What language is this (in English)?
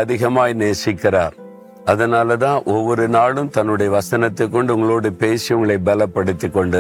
Tamil